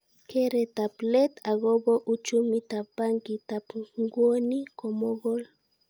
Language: Kalenjin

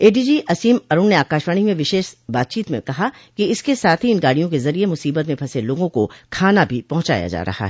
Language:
Hindi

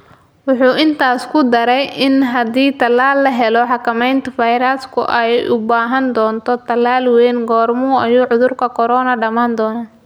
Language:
Somali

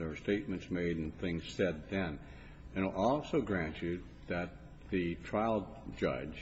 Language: English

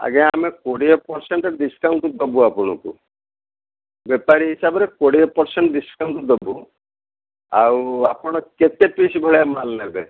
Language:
Odia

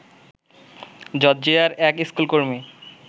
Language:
Bangla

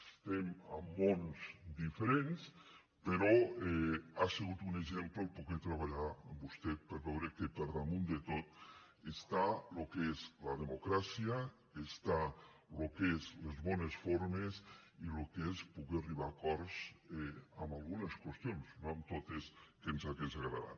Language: Catalan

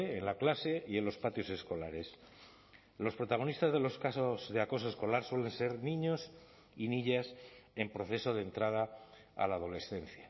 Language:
Spanish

